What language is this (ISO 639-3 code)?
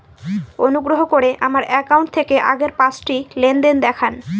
ben